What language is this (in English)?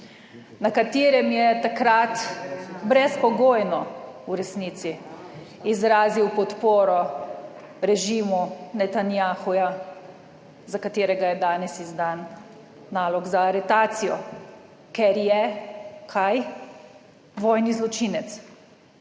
Slovenian